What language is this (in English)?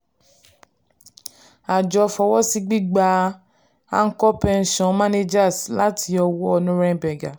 Yoruba